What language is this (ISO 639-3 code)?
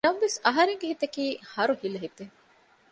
div